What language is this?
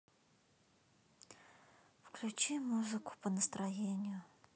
Russian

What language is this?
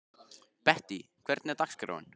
Icelandic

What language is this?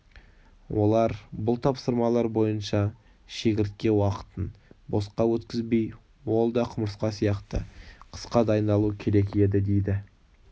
Kazakh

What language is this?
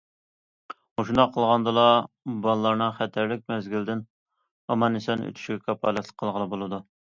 Uyghur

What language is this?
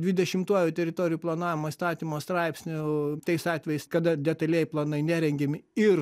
Lithuanian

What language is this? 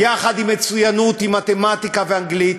Hebrew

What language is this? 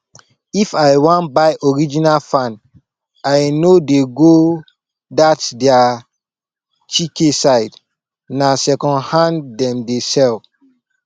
Nigerian Pidgin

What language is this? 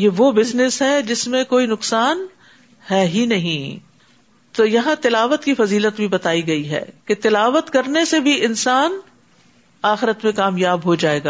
Urdu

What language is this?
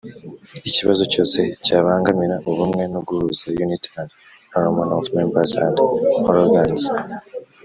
Kinyarwanda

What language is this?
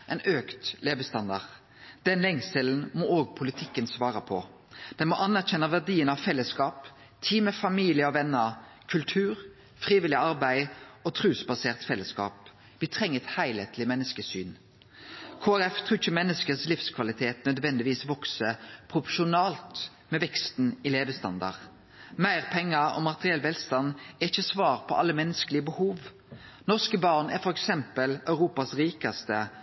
Norwegian Nynorsk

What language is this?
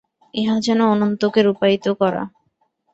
Bangla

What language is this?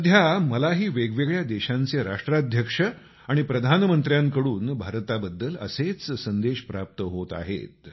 Marathi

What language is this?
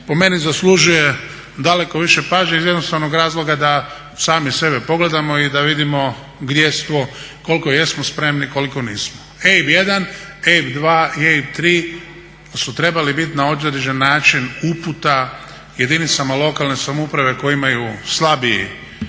Croatian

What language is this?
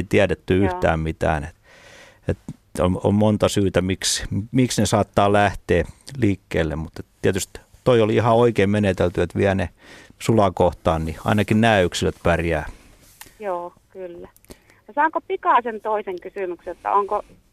Finnish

